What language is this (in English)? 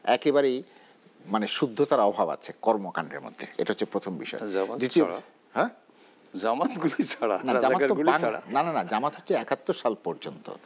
Bangla